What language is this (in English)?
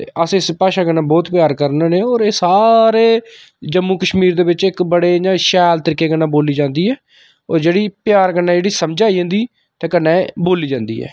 Dogri